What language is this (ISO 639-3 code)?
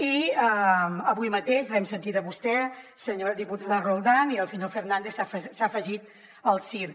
cat